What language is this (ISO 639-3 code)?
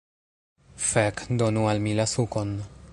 epo